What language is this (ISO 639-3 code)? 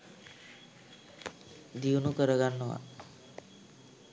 sin